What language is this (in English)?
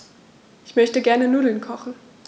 German